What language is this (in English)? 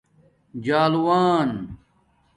Domaaki